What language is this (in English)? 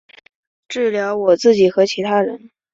Chinese